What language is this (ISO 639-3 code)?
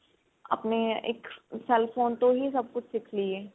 pan